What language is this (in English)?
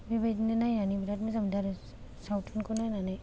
Bodo